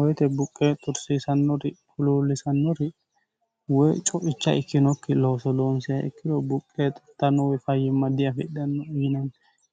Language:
Sidamo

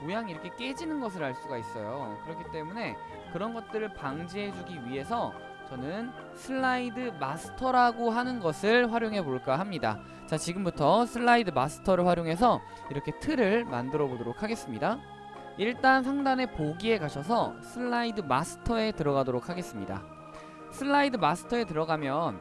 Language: Korean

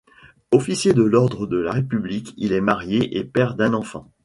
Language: French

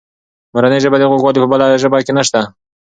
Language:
Pashto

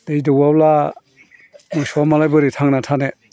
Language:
Bodo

